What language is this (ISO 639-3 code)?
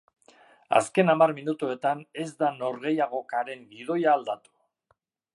eus